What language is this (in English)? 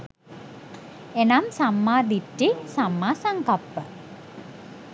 Sinhala